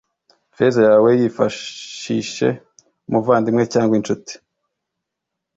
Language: Kinyarwanda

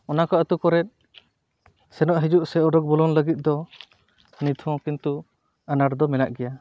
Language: Santali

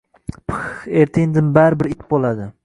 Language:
Uzbek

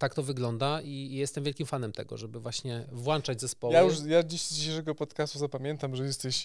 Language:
Polish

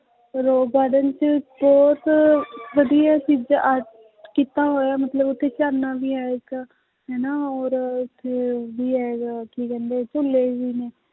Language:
Punjabi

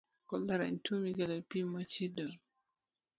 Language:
Luo (Kenya and Tanzania)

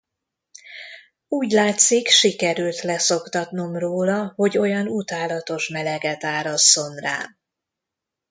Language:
Hungarian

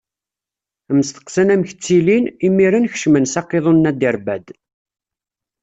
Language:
Kabyle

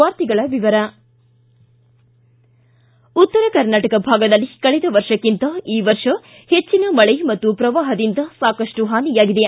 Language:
Kannada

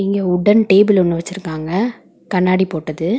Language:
Tamil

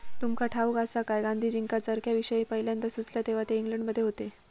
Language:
Marathi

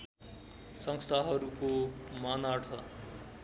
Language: Nepali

